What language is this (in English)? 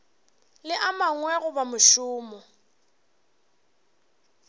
Northern Sotho